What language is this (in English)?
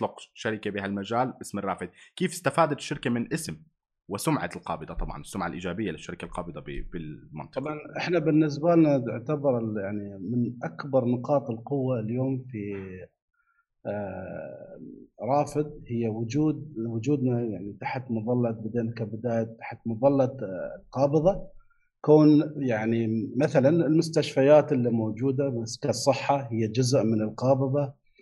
Arabic